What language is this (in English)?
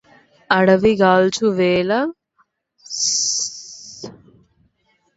Telugu